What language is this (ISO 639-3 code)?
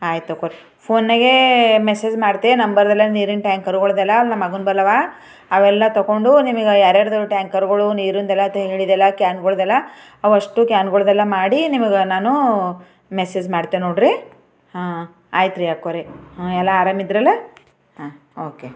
kan